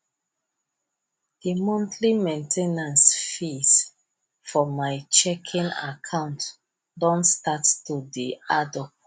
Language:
Nigerian Pidgin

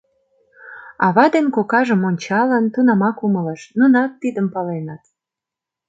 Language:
Mari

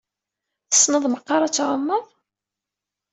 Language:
Kabyle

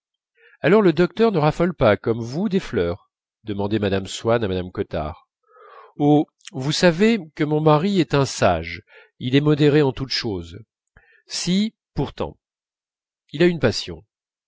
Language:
French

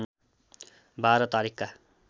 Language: Nepali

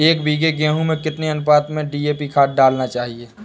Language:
Hindi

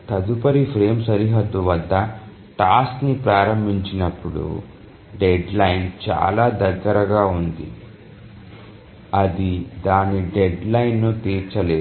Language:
Telugu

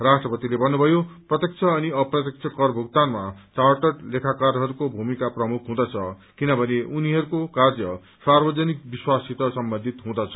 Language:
Nepali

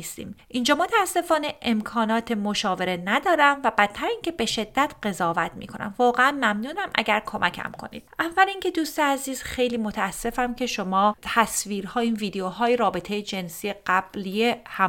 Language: Persian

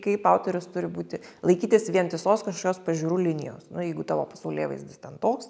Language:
Lithuanian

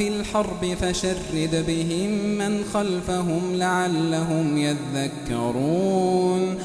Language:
Arabic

